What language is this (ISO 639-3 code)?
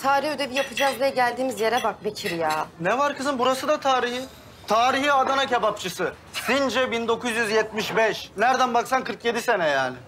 tur